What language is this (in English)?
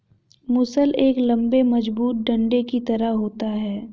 Hindi